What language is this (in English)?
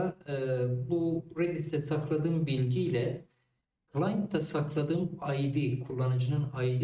Turkish